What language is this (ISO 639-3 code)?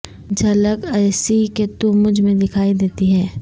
urd